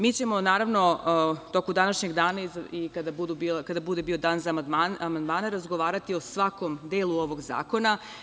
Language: Serbian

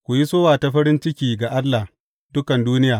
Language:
Hausa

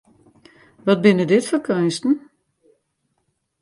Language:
Western Frisian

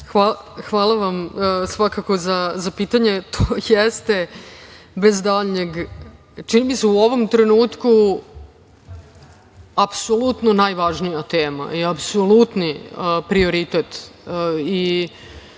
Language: Serbian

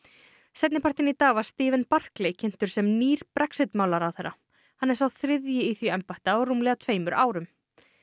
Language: Icelandic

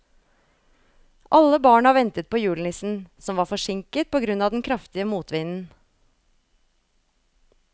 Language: Norwegian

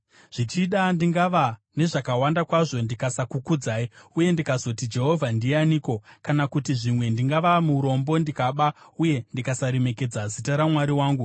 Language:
Shona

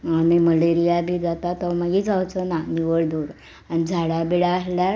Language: Konkani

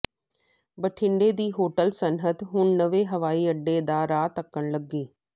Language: Punjabi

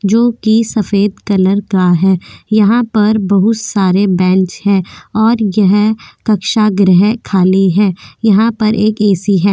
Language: Hindi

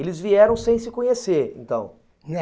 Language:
Portuguese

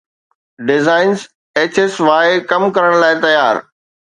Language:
Sindhi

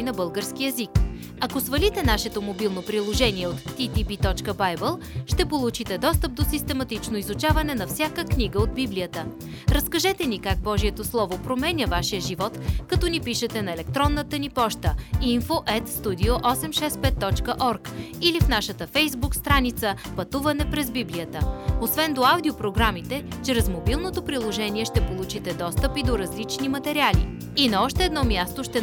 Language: Bulgarian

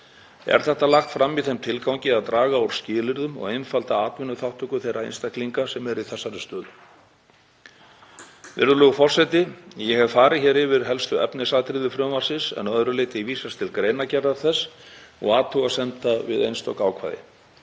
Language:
Icelandic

